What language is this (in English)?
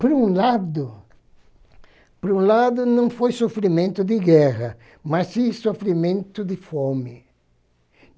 Portuguese